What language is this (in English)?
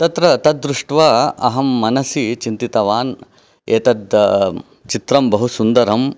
Sanskrit